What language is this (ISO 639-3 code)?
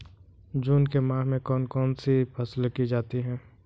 hin